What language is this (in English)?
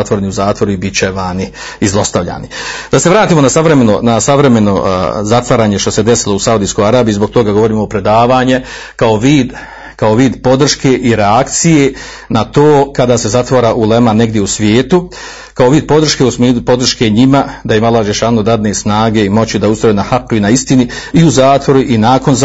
Croatian